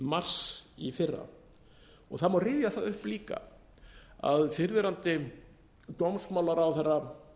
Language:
Icelandic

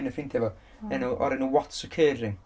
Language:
Welsh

